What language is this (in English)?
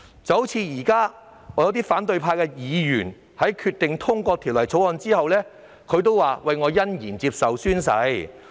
Cantonese